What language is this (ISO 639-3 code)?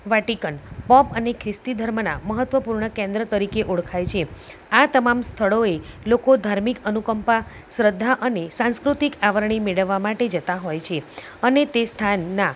guj